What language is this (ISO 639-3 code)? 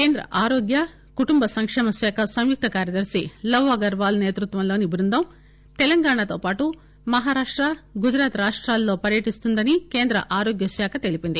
tel